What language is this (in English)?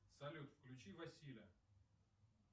Russian